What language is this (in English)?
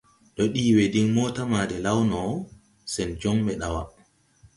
Tupuri